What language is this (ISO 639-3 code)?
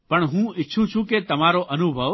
guj